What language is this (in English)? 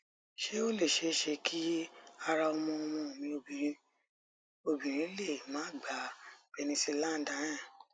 Yoruba